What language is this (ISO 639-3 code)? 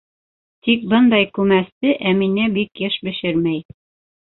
bak